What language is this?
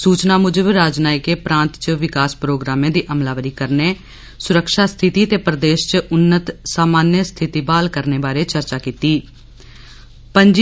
Dogri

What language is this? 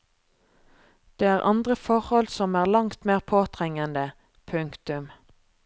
Norwegian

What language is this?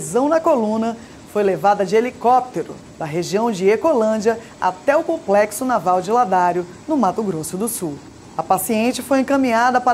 Portuguese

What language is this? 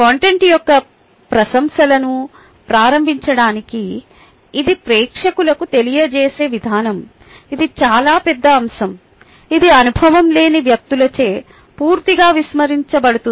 Telugu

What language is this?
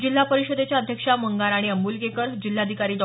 Marathi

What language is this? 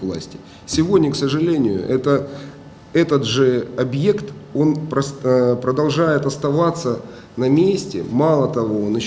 Russian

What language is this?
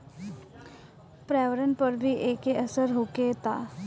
Bhojpuri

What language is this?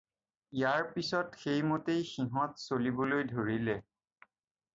Assamese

